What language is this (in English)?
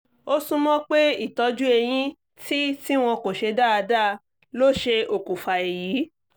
Yoruba